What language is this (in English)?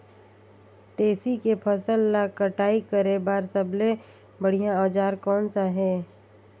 Chhattisgarhi